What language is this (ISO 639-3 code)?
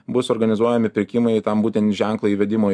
lit